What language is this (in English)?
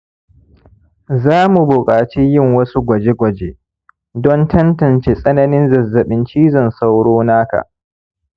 Hausa